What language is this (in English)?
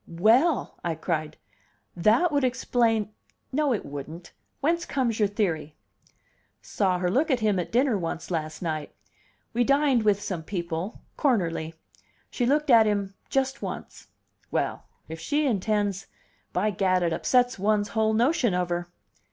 English